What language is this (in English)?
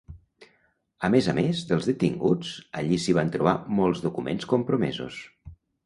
Catalan